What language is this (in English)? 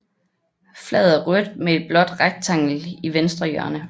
Danish